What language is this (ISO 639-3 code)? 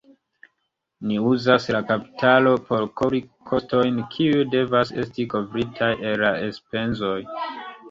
epo